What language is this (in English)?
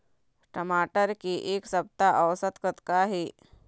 Chhattisgarhi